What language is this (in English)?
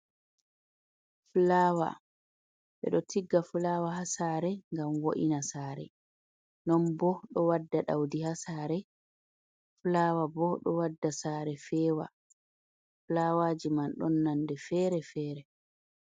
Fula